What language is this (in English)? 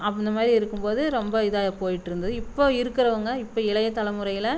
Tamil